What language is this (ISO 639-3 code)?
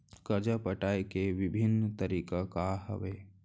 hne